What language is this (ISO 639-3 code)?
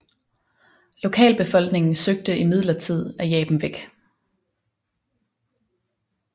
dan